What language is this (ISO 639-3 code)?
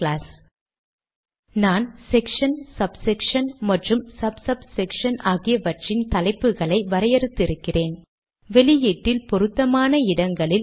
tam